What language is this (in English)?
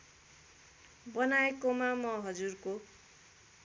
Nepali